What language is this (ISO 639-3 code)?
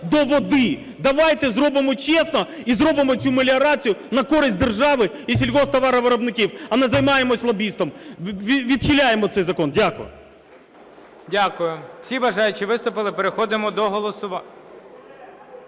ukr